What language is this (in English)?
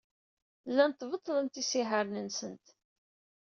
Kabyle